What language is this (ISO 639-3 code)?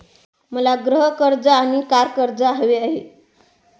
mar